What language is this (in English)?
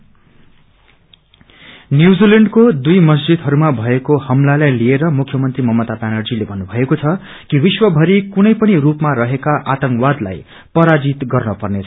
Nepali